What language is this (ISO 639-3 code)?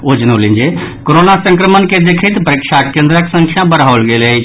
mai